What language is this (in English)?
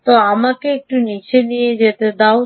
Bangla